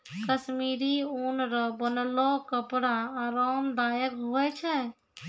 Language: Maithili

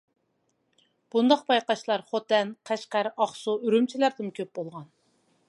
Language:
Uyghur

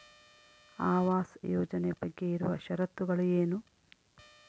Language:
Kannada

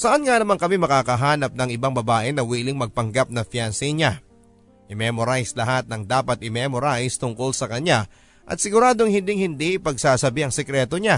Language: Filipino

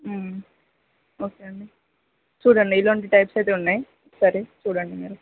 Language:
Telugu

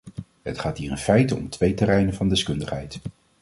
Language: Dutch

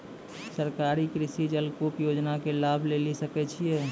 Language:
Maithili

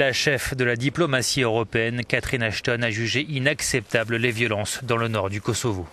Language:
French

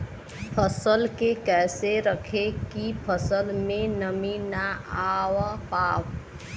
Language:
Bhojpuri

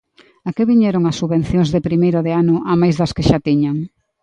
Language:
Galician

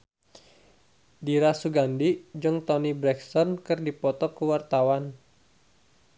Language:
Sundanese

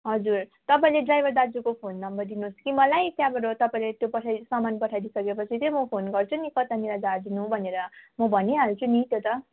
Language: Nepali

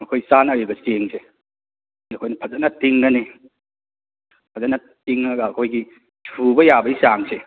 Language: Manipuri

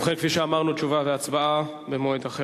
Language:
Hebrew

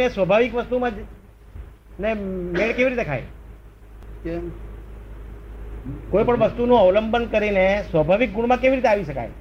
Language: Gujarati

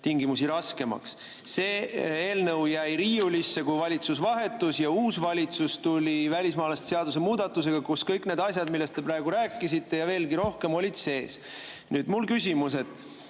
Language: Estonian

